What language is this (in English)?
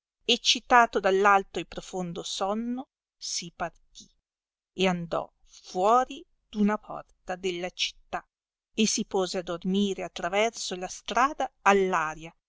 Italian